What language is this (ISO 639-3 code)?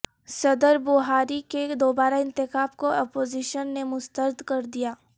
urd